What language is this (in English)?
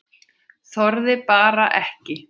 Icelandic